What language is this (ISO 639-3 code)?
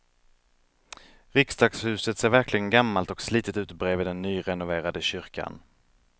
swe